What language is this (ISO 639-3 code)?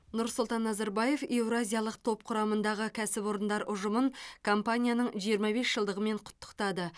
kaz